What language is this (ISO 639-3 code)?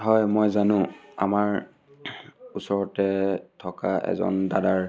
asm